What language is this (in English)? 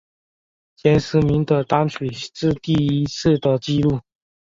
Chinese